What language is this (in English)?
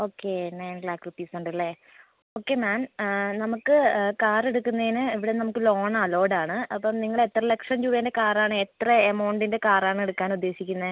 Malayalam